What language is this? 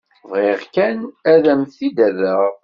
Kabyle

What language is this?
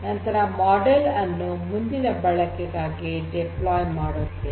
Kannada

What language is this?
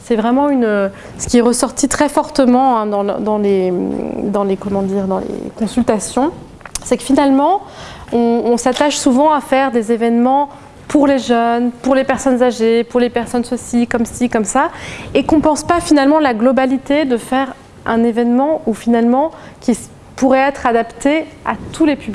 French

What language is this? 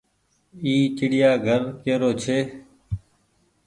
Goaria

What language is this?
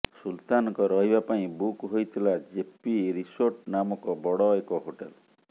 Odia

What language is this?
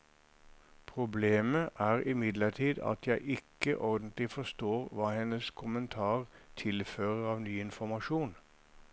Norwegian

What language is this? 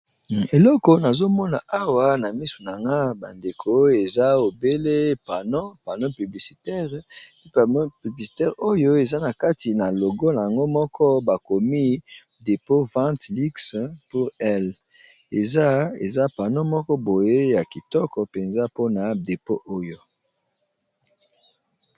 Lingala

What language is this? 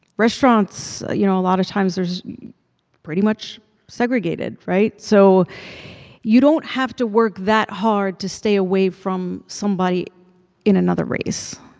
English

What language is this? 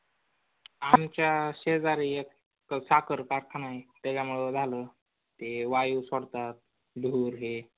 Marathi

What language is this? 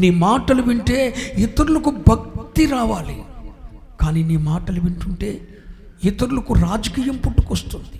Telugu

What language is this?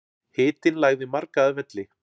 Icelandic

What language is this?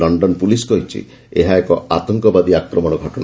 Odia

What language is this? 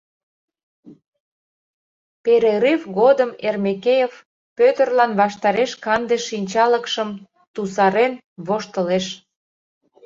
Mari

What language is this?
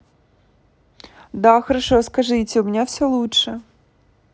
Russian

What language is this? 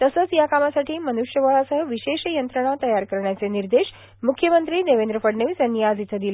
Marathi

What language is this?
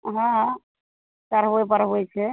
Maithili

